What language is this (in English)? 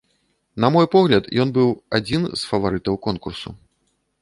Belarusian